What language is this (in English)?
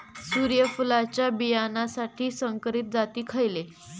Marathi